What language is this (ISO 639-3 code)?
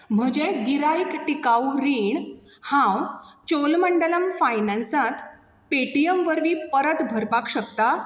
kok